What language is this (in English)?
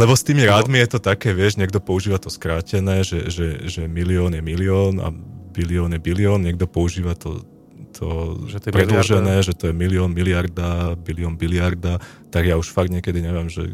Slovak